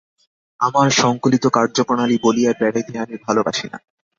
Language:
Bangla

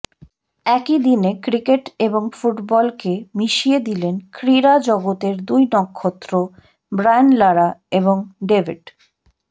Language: Bangla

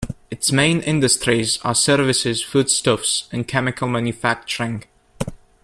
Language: English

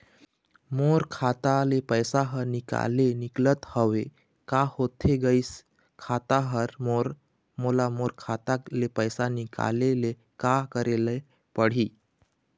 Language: Chhattisgarhi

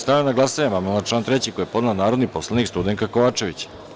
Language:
Serbian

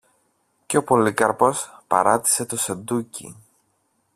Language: Greek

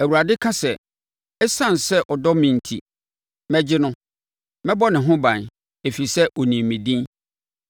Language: Akan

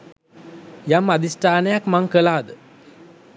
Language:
Sinhala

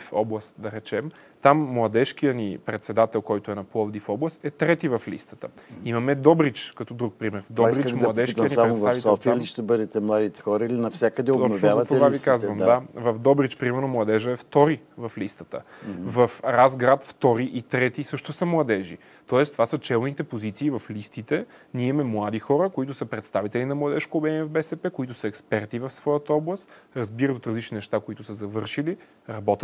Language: Bulgarian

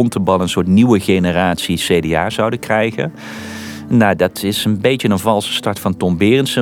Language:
Dutch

